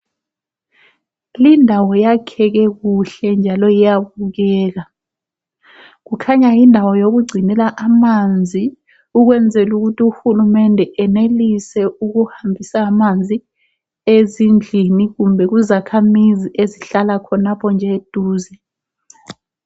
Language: North Ndebele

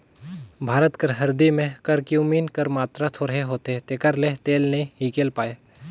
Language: Chhattisgarhi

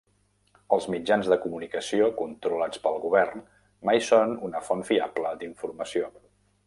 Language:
Catalan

